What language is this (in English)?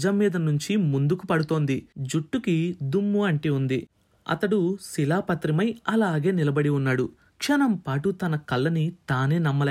Telugu